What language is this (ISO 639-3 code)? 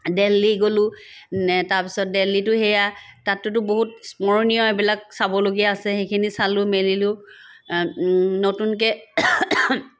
asm